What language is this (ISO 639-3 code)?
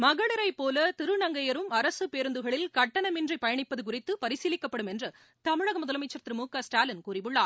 tam